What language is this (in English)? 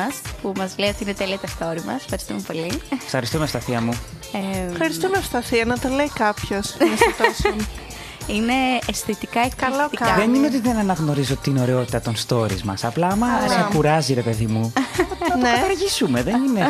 Greek